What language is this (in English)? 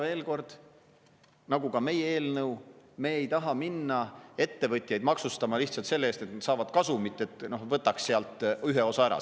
Estonian